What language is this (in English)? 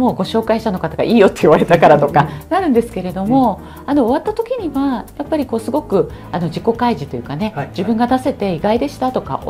Japanese